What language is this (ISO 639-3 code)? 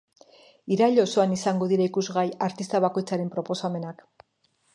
eus